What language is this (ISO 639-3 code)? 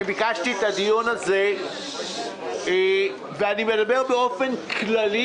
heb